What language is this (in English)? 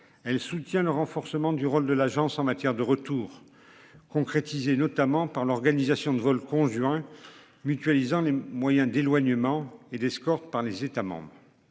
French